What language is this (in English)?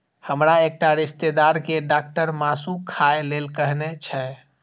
Maithili